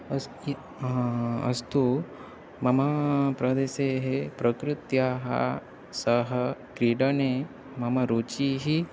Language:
Sanskrit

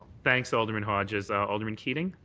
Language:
English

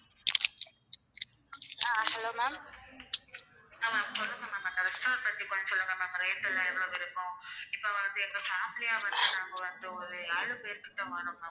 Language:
Tamil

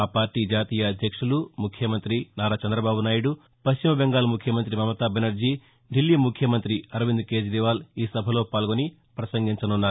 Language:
Telugu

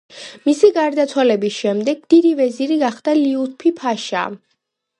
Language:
Georgian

